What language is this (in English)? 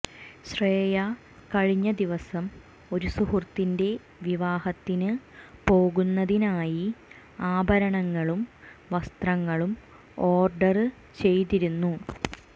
Malayalam